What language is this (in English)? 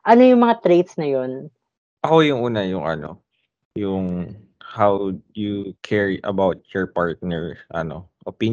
Filipino